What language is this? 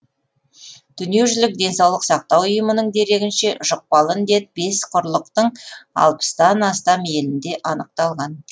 Kazakh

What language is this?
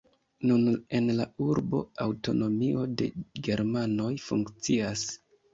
Esperanto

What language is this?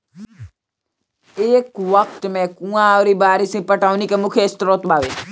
Bhojpuri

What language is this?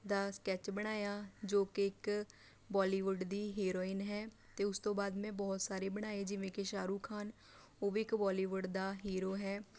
Punjabi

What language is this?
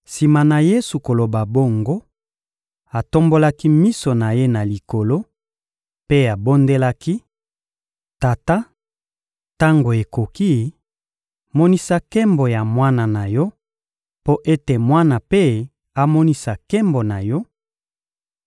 Lingala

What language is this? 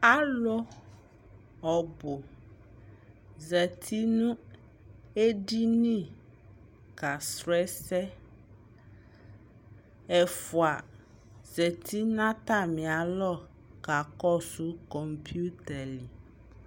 Ikposo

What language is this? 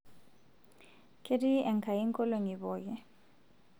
Masai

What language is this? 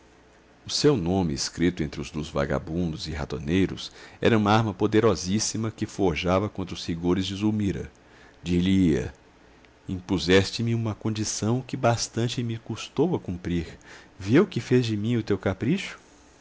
Portuguese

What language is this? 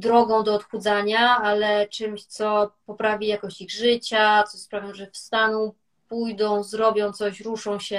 Polish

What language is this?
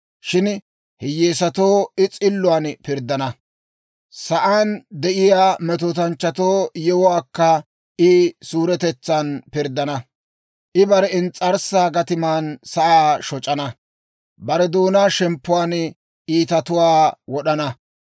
Dawro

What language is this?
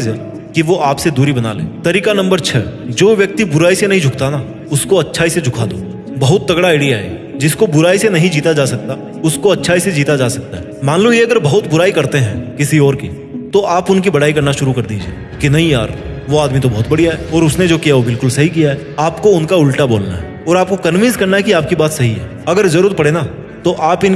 Hindi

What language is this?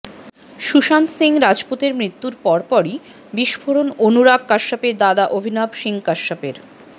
Bangla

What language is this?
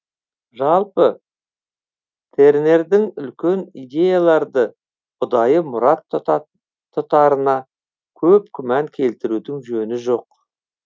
Kazakh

